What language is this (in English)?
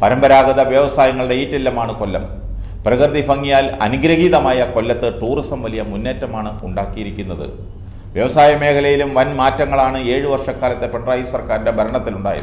Malayalam